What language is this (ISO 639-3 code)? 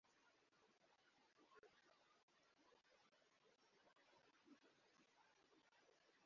swa